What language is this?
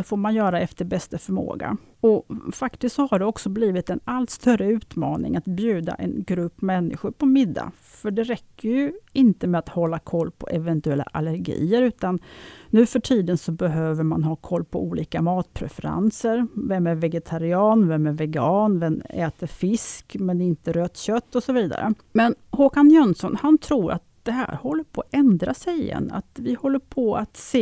Swedish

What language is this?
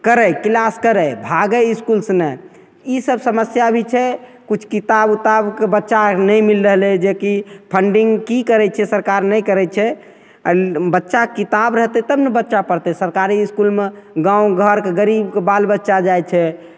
Maithili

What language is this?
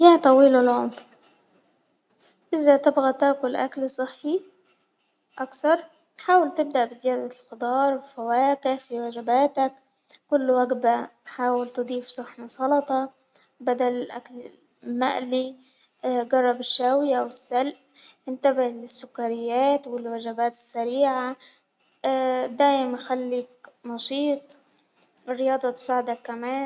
Hijazi Arabic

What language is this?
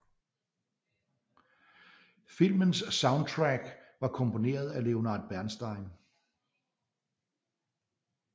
Danish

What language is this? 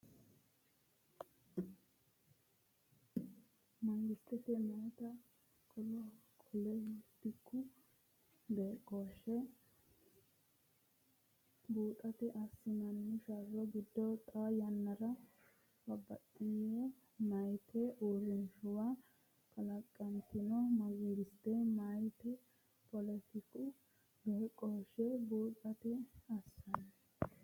Sidamo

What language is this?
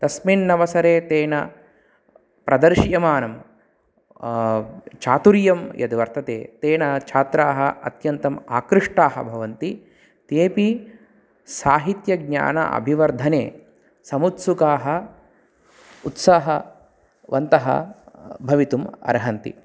Sanskrit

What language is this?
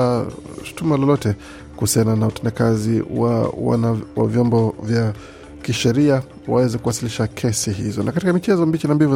Swahili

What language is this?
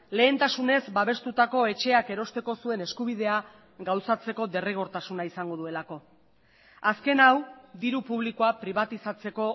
Basque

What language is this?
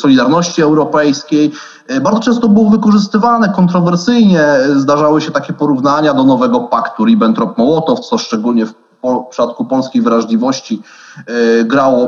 Polish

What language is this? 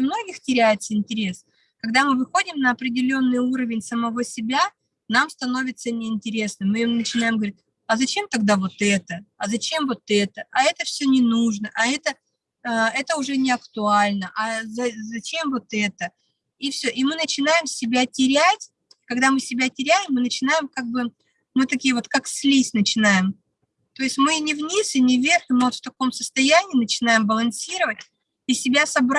Russian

